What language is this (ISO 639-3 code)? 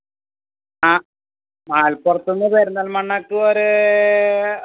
mal